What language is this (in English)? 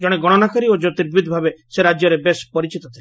Odia